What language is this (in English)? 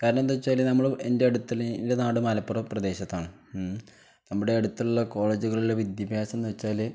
Malayalam